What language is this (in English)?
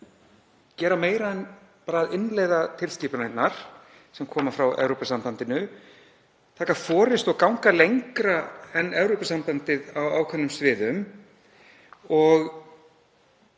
Icelandic